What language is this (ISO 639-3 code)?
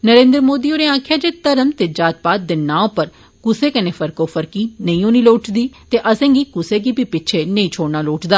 doi